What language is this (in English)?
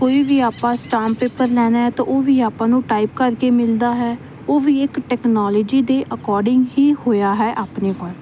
Punjabi